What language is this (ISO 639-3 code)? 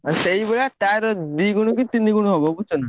ori